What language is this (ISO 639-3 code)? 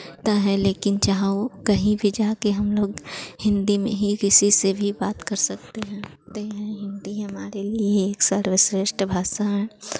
hin